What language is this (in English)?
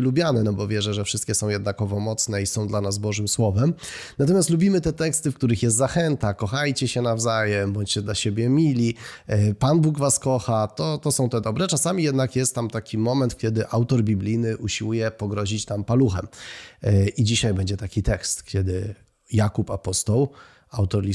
Polish